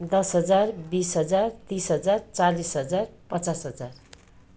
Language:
Nepali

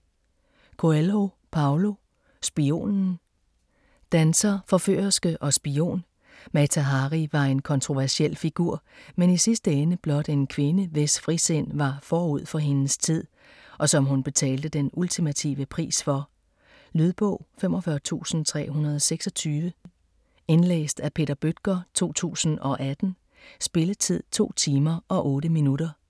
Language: Danish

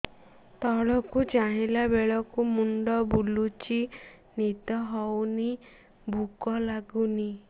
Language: Odia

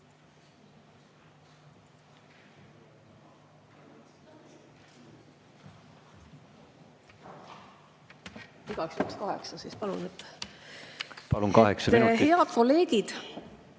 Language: Estonian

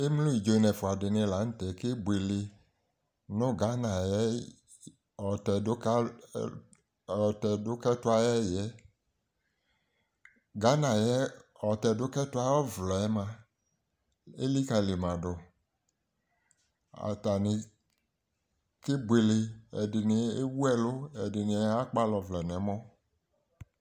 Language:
Ikposo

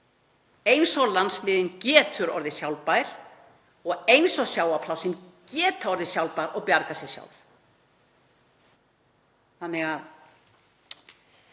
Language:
Icelandic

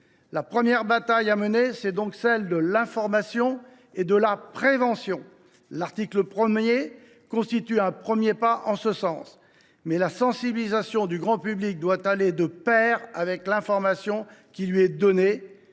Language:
French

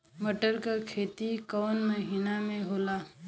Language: Bhojpuri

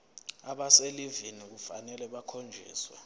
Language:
Zulu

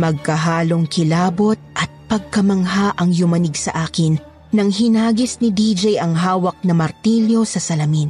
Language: Filipino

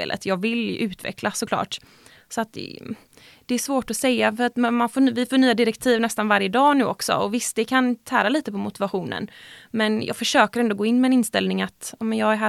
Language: Swedish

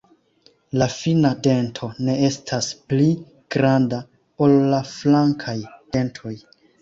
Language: Esperanto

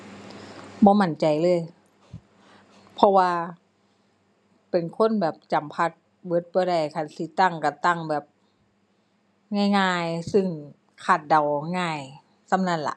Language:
Thai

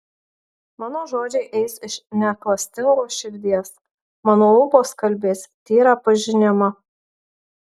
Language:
Lithuanian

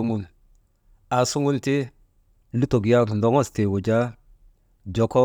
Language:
Maba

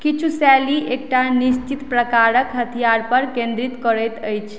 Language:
Maithili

